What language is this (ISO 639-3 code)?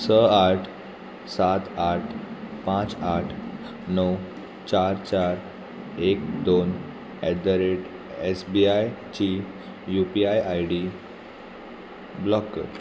kok